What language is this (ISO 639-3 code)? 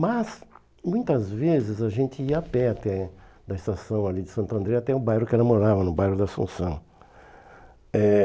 por